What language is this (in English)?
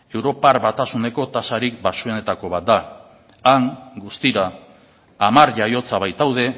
Basque